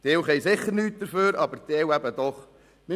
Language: Swiss German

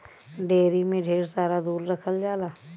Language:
Bhojpuri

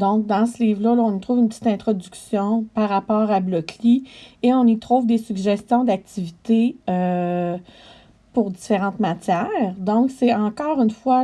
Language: French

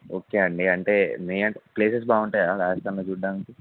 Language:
Telugu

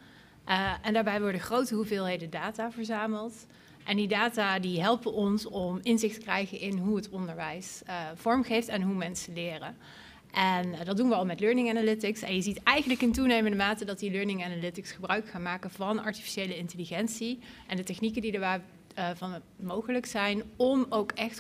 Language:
Dutch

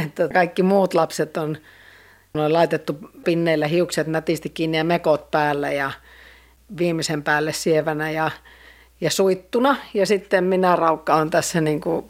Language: Finnish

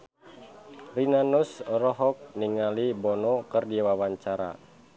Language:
Sundanese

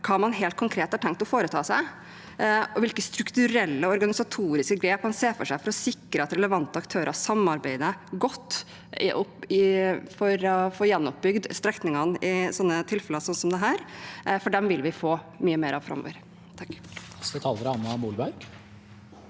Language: Norwegian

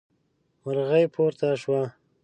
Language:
Pashto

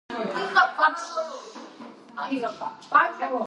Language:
Georgian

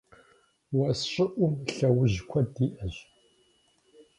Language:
Kabardian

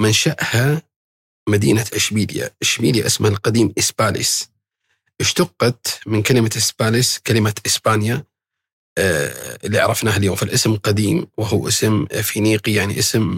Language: Arabic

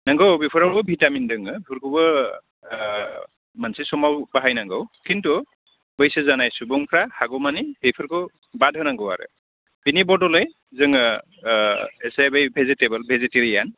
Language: Bodo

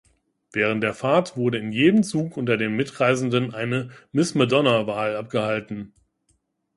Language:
German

